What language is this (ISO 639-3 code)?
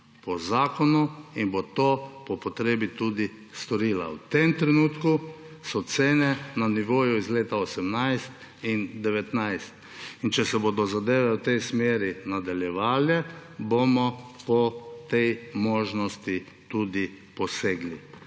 slv